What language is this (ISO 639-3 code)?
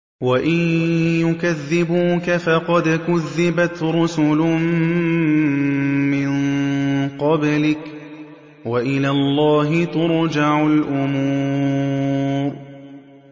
ara